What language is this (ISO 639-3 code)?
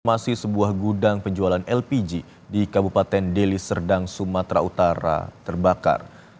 ind